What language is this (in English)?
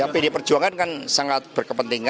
Indonesian